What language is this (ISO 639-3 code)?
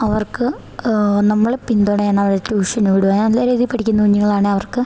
mal